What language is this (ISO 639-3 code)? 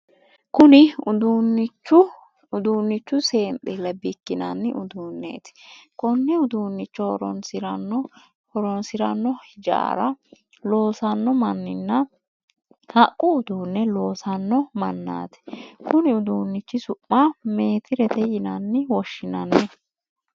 sid